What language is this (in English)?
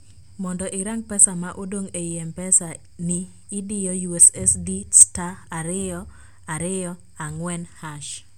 Luo (Kenya and Tanzania)